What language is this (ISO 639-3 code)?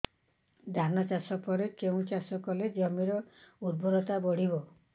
ori